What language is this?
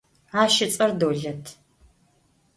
Adyghe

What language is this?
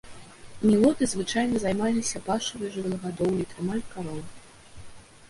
Belarusian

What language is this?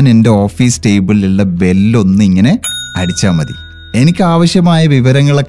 Malayalam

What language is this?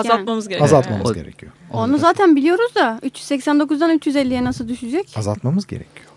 Turkish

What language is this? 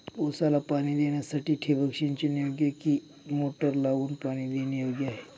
Marathi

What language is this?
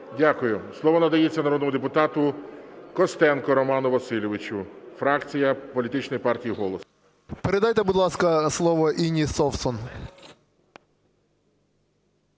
Ukrainian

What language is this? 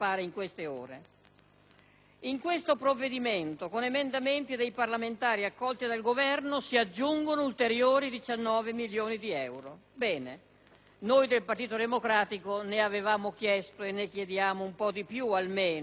Italian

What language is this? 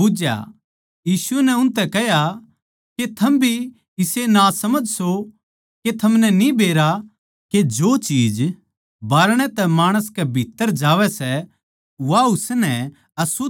Haryanvi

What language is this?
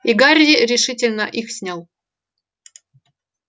Russian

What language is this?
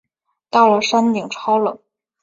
Chinese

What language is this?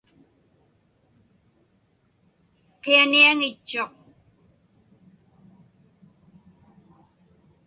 Inupiaq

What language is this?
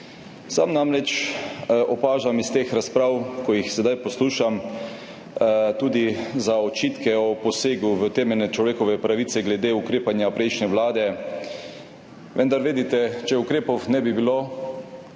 Slovenian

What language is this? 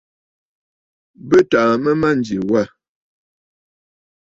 Bafut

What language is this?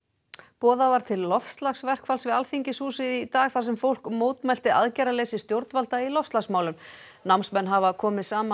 Icelandic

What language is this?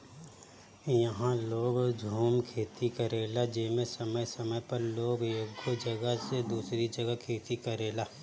Bhojpuri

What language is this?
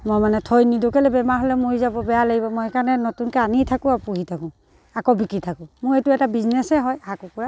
Assamese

